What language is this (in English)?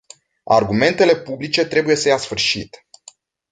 Romanian